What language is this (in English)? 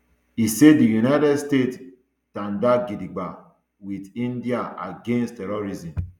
Nigerian Pidgin